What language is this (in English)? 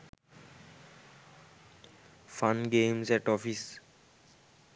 Sinhala